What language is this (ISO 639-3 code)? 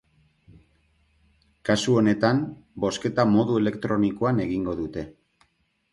eus